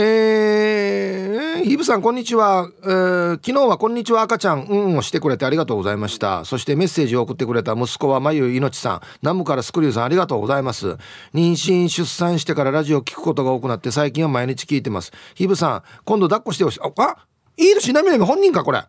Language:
Japanese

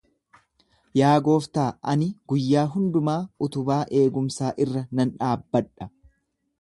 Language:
Oromo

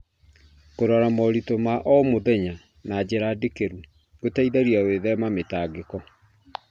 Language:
Kikuyu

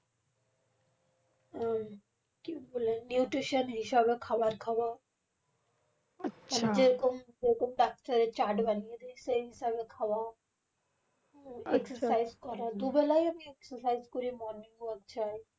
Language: Bangla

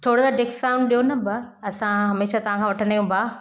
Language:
Sindhi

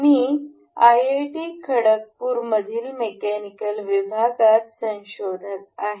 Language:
Marathi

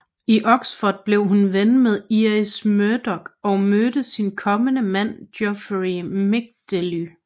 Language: Danish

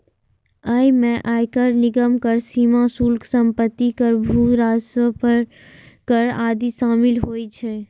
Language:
Maithili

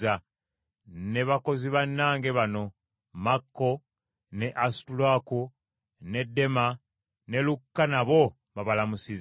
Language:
Ganda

